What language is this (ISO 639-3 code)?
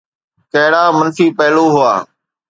snd